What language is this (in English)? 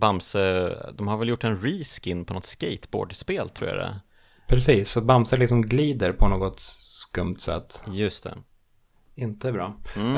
Swedish